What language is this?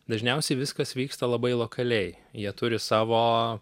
Lithuanian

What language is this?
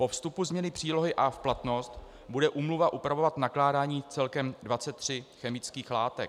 Czech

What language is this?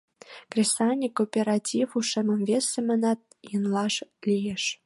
Mari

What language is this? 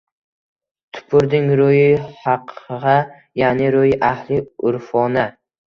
Uzbek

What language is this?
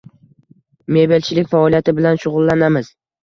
Uzbek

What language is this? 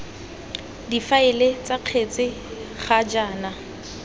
Tswana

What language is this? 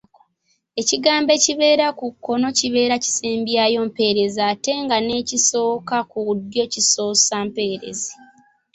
Ganda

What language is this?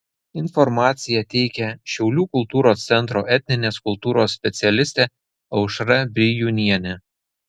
Lithuanian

